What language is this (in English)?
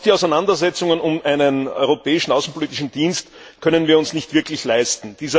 German